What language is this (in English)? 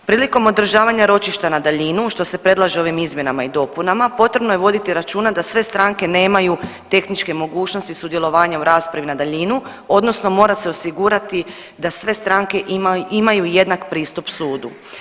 Croatian